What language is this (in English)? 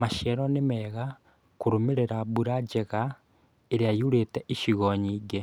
Kikuyu